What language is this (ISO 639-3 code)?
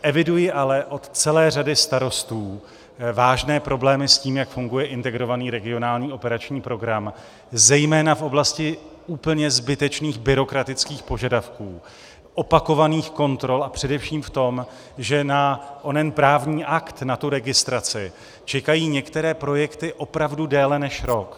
ces